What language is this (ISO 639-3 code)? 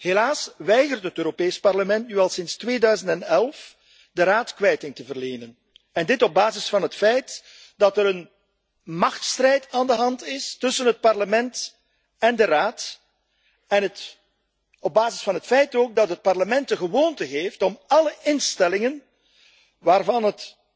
nld